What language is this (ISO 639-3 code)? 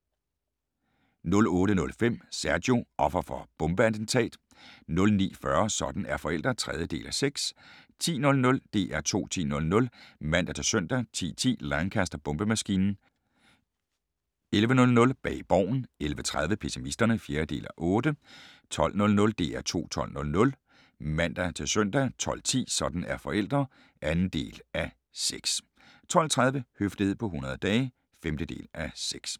dan